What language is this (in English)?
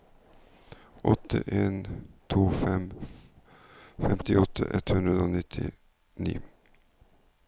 Norwegian